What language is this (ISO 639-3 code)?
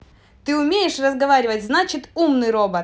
rus